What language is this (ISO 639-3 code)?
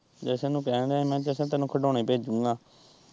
pan